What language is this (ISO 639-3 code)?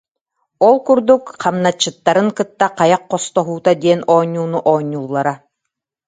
sah